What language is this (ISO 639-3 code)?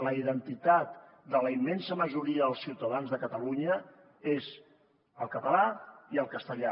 cat